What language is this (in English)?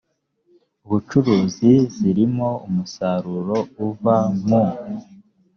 Kinyarwanda